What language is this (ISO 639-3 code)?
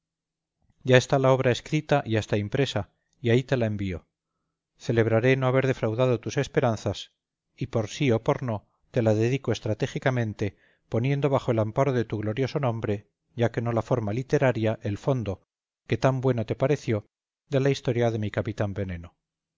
spa